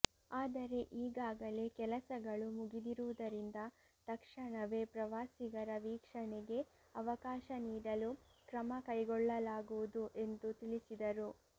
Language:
Kannada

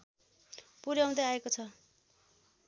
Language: Nepali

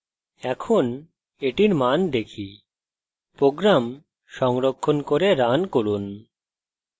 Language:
Bangla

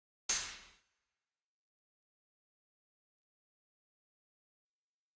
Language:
Japanese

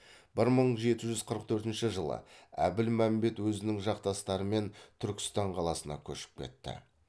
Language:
Kazakh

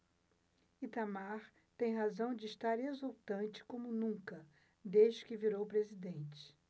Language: Portuguese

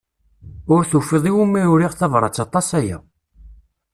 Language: Kabyle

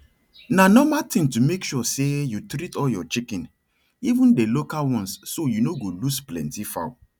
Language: Nigerian Pidgin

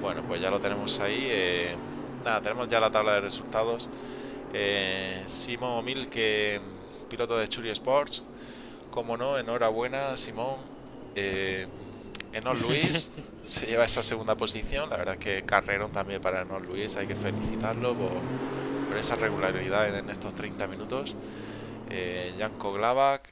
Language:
Spanish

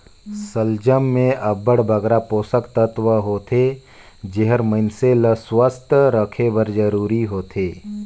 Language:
Chhattisgarhi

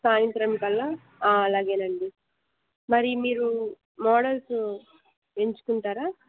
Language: Telugu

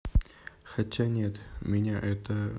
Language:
Russian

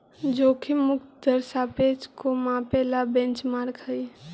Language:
Magahi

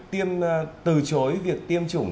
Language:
Vietnamese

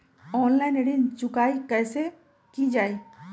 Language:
Magahi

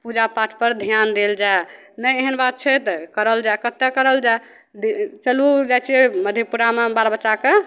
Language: Maithili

